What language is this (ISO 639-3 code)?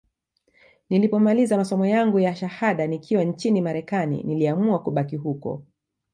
swa